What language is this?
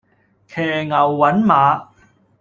Cantonese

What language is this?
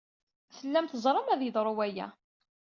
Kabyle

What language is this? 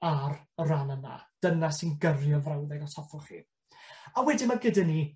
Welsh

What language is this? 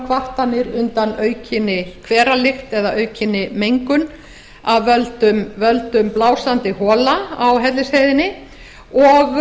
Icelandic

